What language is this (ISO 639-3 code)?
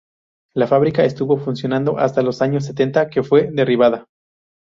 spa